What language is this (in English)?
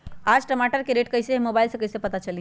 Magahi